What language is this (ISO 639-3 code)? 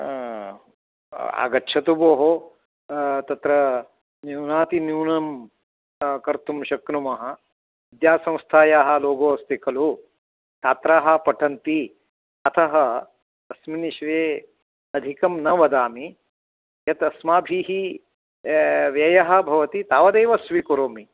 san